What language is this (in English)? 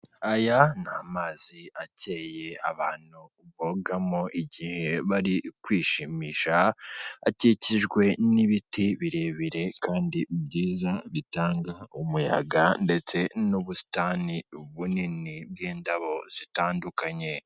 Kinyarwanda